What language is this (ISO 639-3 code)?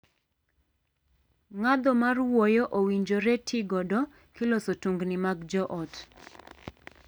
luo